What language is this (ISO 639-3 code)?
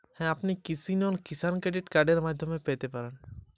ben